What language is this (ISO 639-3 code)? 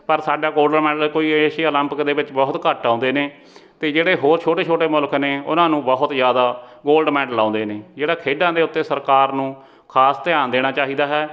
pan